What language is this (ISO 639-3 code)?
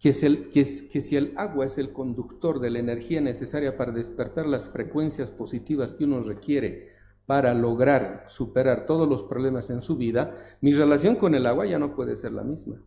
spa